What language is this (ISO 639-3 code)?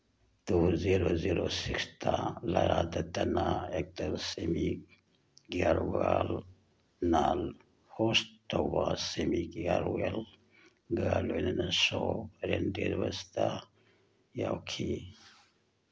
mni